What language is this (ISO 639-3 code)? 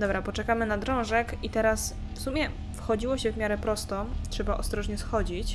pol